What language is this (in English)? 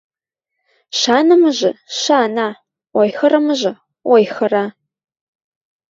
Western Mari